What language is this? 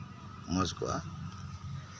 Santali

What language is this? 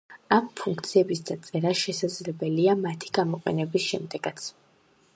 Georgian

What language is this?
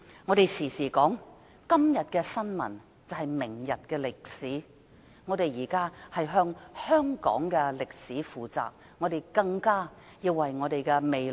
Cantonese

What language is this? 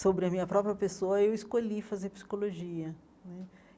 Portuguese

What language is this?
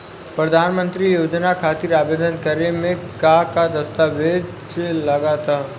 Bhojpuri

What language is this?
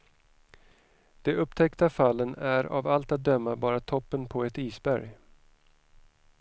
Swedish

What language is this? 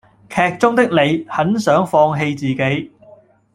Cantonese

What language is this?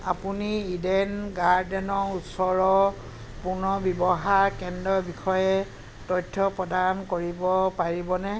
Assamese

